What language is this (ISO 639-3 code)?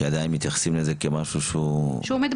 heb